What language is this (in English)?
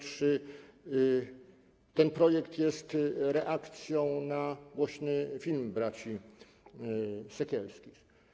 Polish